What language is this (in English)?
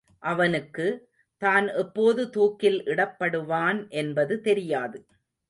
Tamil